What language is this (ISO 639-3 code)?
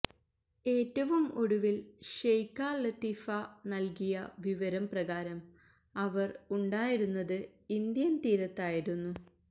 mal